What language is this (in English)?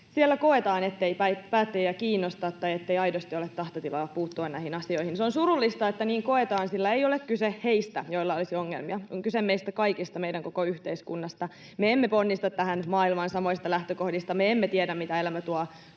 Finnish